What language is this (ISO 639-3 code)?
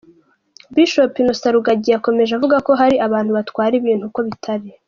kin